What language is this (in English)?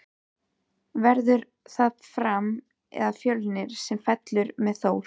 Icelandic